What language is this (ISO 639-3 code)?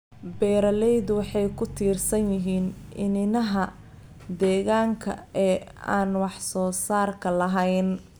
som